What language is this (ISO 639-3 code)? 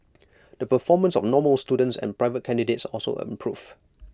eng